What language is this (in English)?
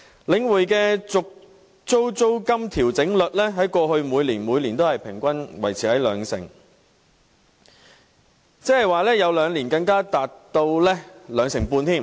Cantonese